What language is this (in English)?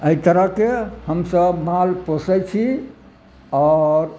Maithili